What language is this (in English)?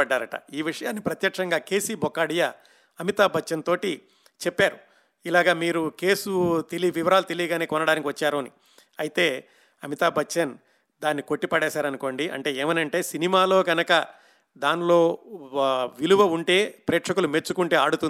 Telugu